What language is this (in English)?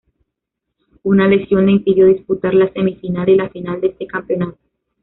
Spanish